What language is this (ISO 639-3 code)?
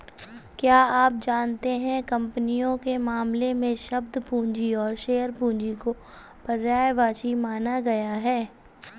hin